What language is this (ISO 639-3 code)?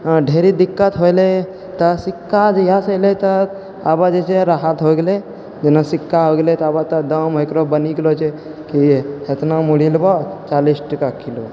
mai